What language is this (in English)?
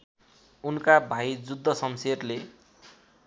Nepali